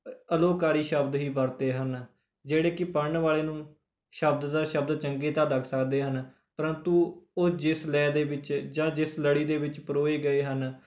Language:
Punjabi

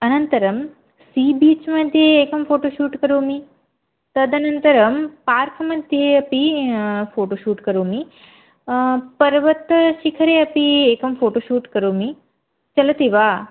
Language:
Sanskrit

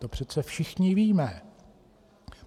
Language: Czech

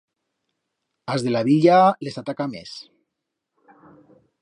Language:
Aragonese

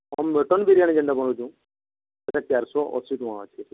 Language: Odia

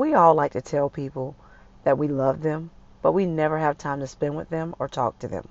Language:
English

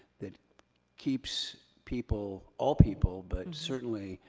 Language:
English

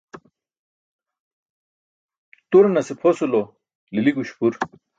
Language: Burushaski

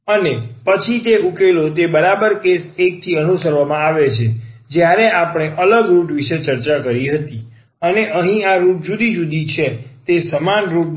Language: Gujarati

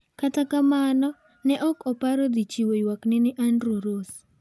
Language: Luo (Kenya and Tanzania)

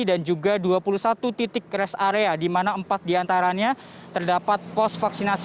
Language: Indonesian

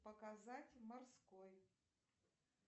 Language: Russian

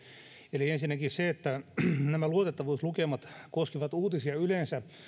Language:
Finnish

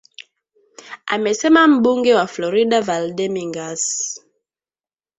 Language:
Swahili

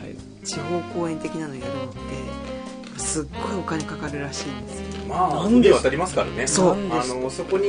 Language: Japanese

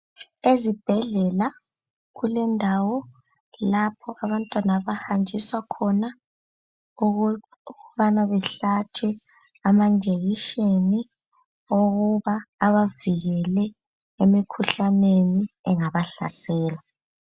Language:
North Ndebele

